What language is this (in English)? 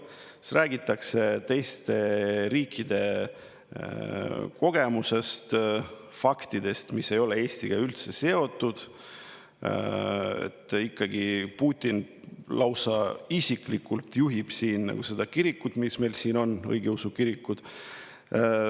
Estonian